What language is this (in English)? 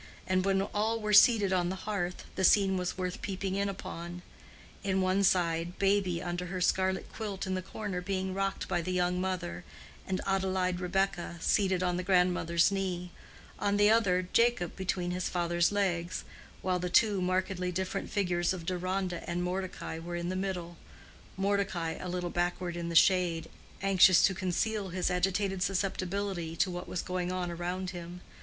English